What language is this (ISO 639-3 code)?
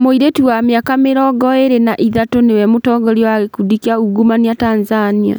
kik